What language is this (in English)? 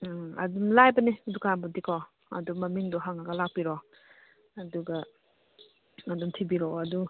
Manipuri